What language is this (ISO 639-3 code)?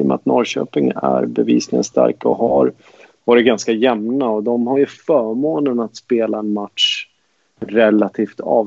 swe